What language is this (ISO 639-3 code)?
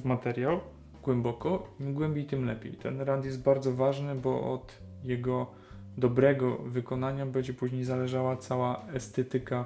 pol